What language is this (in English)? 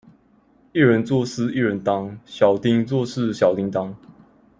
Chinese